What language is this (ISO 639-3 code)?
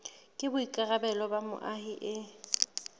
sot